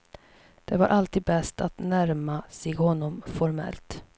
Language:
Swedish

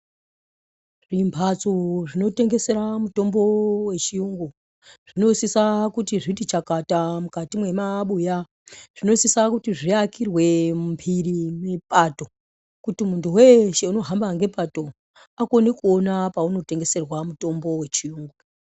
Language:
Ndau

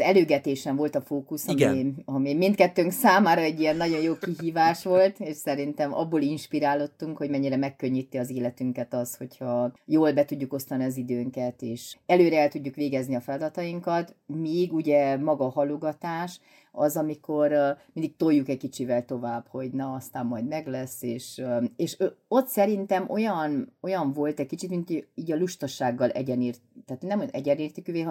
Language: Hungarian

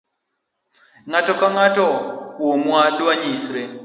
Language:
Luo (Kenya and Tanzania)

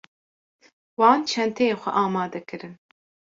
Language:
Kurdish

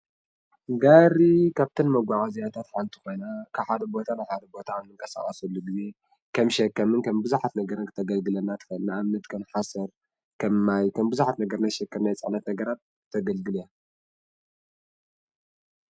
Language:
Tigrinya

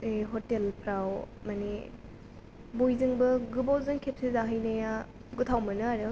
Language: Bodo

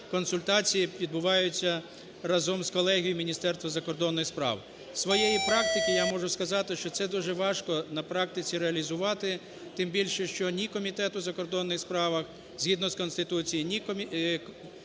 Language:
Ukrainian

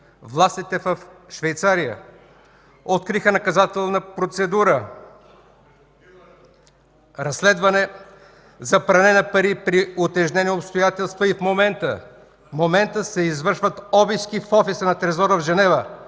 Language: Bulgarian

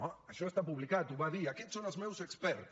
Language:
Catalan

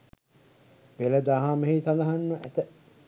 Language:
Sinhala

